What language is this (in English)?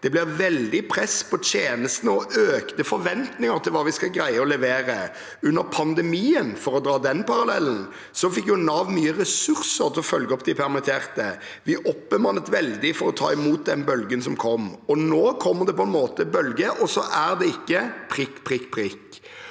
Norwegian